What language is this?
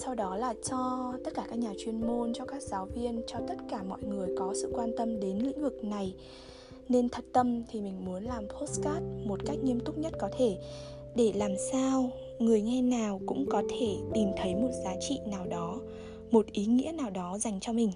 Vietnamese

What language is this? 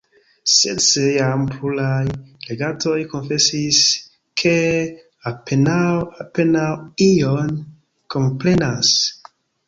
Esperanto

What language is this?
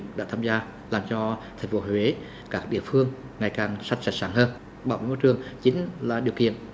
Vietnamese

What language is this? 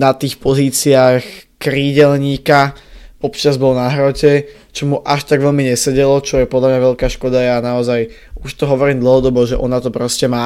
Slovak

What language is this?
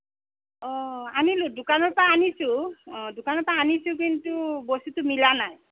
Assamese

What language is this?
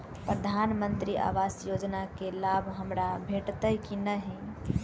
Maithili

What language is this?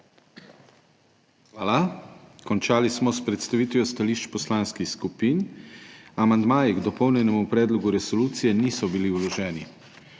Slovenian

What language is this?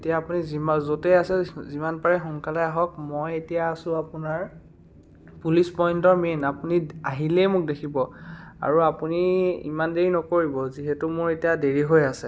Assamese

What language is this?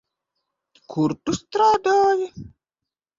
Latvian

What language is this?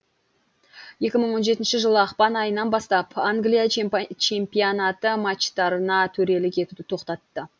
Kazakh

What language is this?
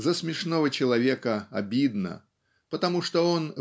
Russian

